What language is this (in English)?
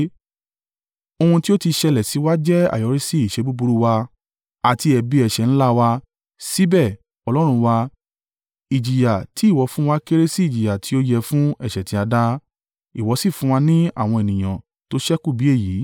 Yoruba